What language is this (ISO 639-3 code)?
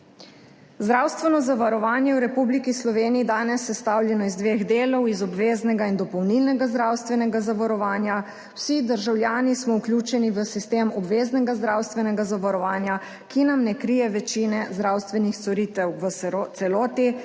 slv